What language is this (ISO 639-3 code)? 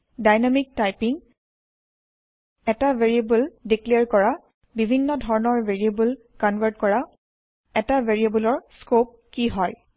asm